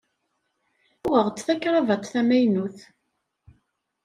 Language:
Kabyle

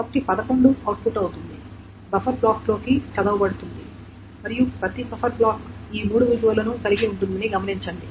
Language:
Telugu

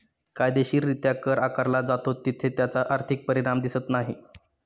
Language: Marathi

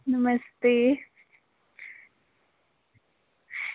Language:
Dogri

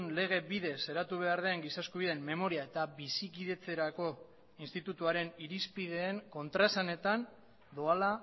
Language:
Basque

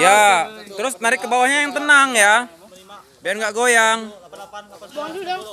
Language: Indonesian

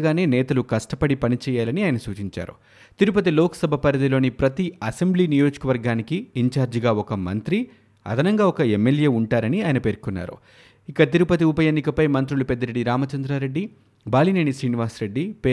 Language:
Telugu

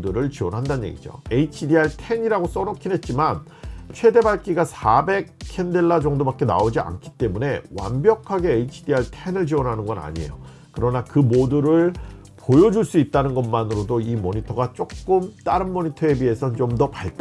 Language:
Korean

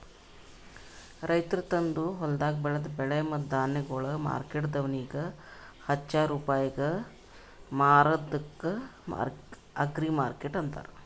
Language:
Kannada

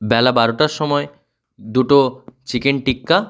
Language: Bangla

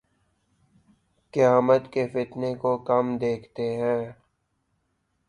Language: Urdu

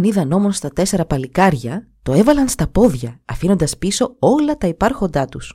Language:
Greek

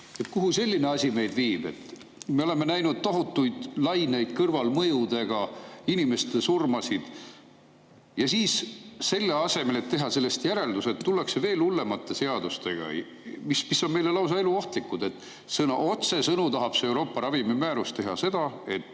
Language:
Estonian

